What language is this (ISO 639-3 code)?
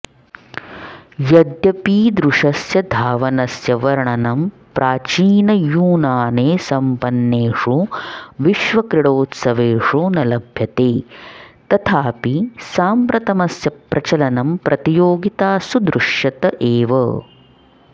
san